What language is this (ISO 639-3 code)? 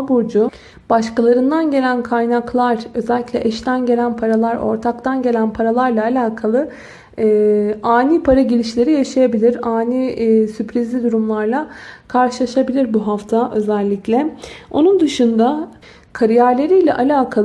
tur